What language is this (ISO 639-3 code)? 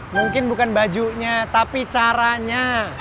ind